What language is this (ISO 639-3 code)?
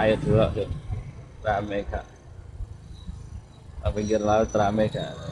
ind